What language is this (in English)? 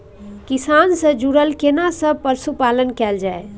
Maithili